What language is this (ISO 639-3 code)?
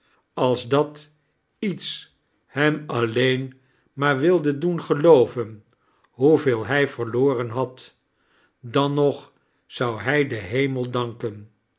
nld